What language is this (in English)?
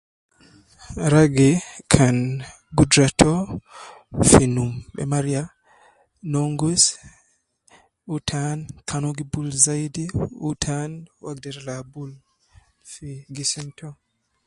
Nubi